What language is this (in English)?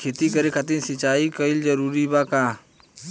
Bhojpuri